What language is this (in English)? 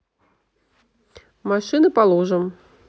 Russian